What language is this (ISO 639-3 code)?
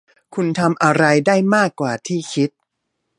tha